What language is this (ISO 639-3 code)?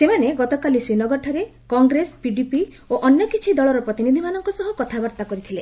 ori